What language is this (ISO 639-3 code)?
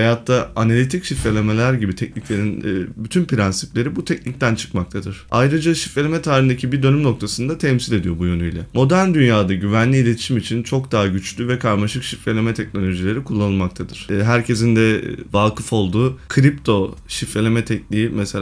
tur